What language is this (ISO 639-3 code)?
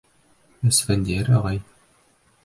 bak